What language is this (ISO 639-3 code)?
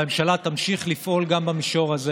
heb